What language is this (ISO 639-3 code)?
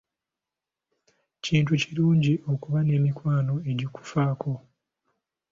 lug